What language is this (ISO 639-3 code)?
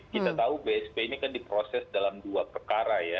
ind